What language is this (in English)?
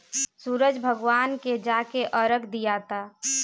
Bhojpuri